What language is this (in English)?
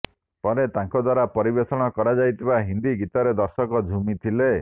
Odia